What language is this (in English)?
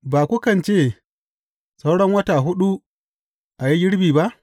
Hausa